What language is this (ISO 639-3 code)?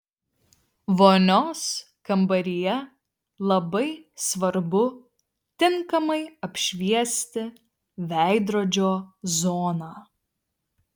lit